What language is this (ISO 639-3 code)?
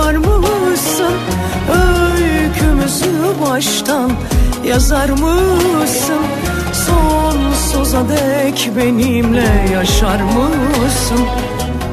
tur